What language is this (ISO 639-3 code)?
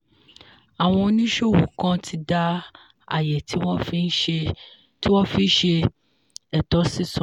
yor